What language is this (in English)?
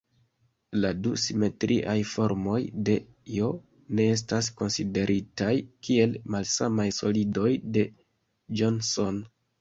Esperanto